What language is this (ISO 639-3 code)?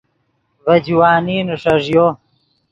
ydg